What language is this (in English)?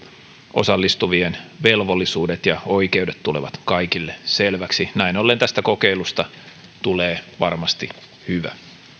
Finnish